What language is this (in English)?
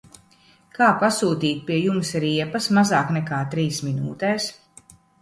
Latvian